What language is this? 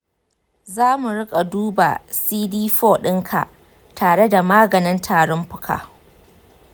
Hausa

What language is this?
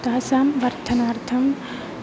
Sanskrit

